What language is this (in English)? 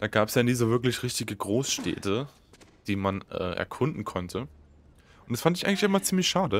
German